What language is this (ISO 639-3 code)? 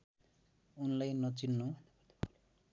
nep